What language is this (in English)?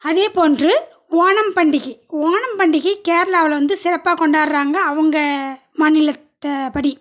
Tamil